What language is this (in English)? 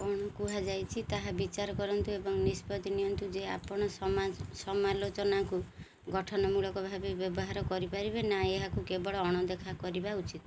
Odia